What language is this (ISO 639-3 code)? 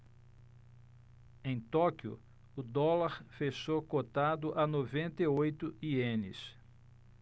por